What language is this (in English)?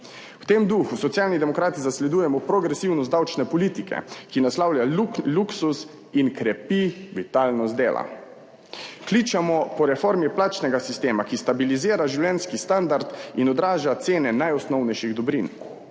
Slovenian